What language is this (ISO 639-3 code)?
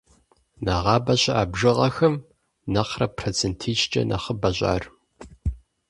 kbd